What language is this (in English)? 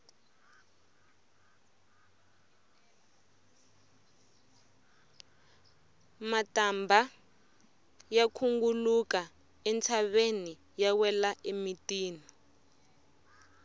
Tsonga